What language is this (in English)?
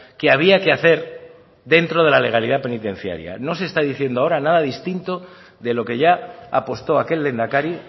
Spanish